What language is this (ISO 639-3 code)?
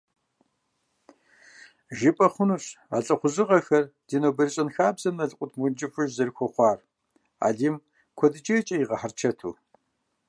kbd